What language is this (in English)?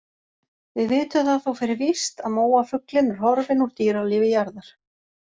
Icelandic